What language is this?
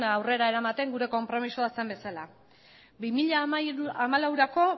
Basque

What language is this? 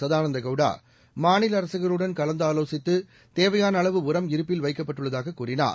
Tamil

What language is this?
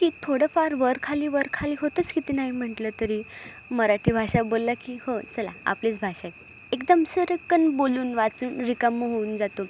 Marathi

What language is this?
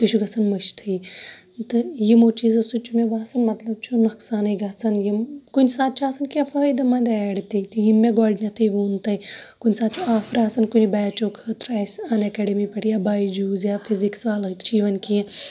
Kashmiri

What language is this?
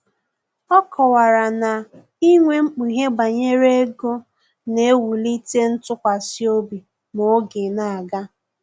Igbo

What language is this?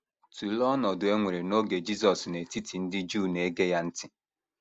Igbo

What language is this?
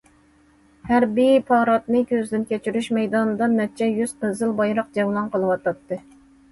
Uyghur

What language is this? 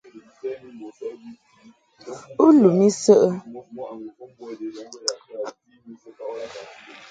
Mungaka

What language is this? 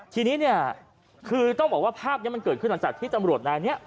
Thai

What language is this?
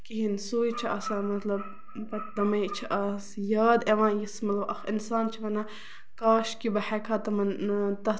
Kashmiri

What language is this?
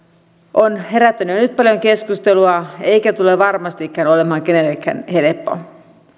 Finnish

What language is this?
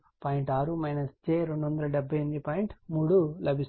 Telugu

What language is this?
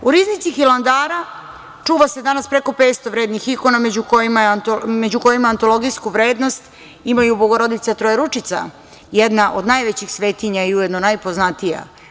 Serbian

